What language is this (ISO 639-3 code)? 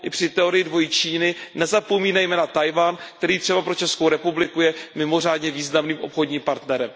ces